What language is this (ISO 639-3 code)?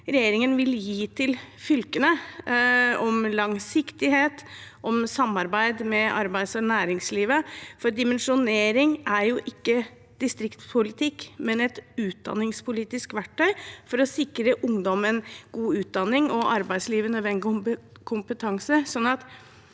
nor